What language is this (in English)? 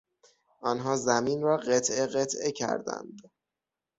Persian